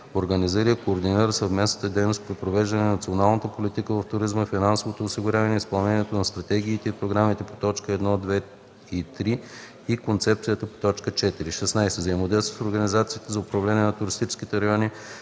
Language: Bulgarian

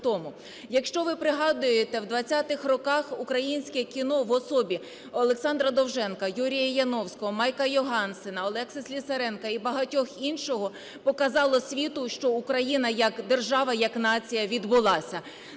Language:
Ukrainian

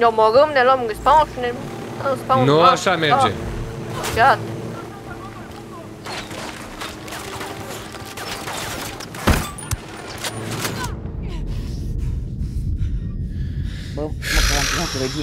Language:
Romanian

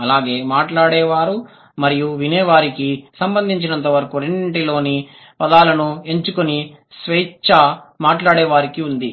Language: Telugu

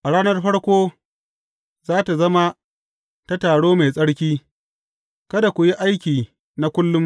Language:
Hausa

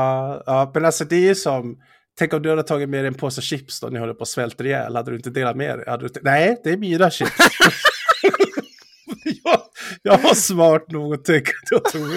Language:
Swedish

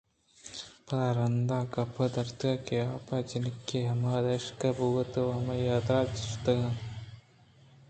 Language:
Eastern Balochi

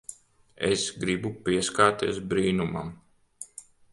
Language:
Latvian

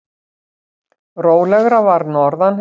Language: Icelandic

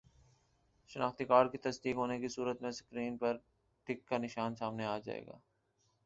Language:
Urdu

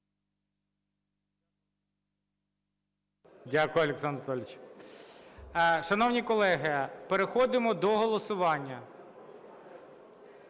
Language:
Ukrainian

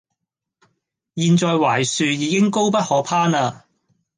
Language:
Cantonese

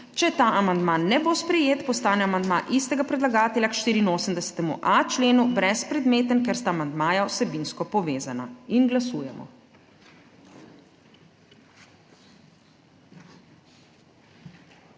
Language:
Slovenian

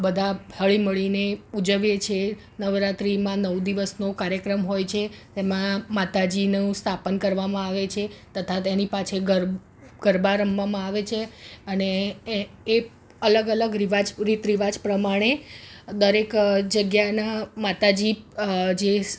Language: Gujarati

